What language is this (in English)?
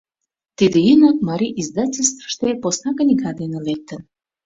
Mari